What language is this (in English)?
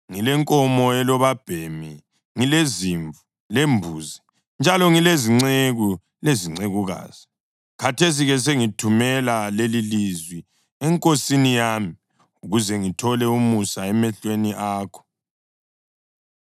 North Ndebele